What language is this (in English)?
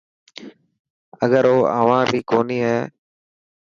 Dhatki